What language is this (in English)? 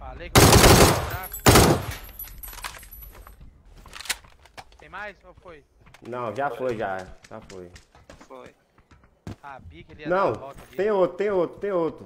Portuguese